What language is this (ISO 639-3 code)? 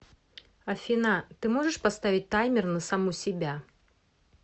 rus